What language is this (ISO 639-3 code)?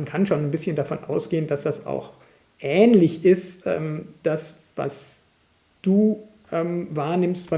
deu